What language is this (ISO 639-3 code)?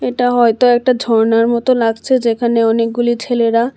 ben